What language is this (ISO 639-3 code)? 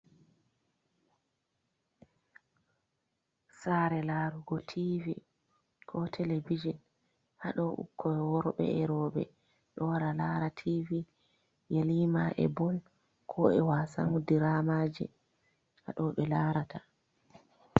ful